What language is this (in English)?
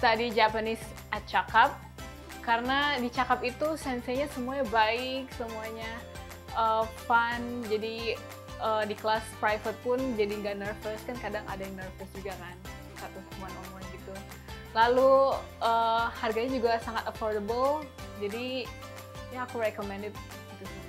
Indonesian